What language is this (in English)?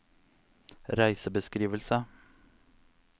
Norwegian